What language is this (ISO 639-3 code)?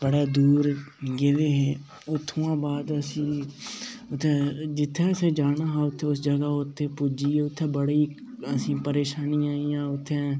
doi